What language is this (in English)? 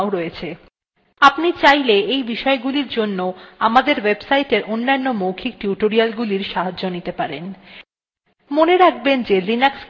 Bangla